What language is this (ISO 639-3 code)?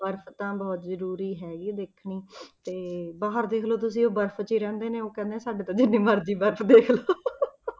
pan